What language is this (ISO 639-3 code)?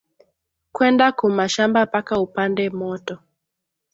swa